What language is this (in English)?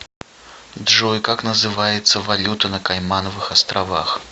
Russian